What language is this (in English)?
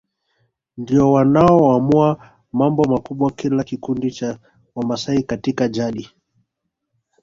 Swahili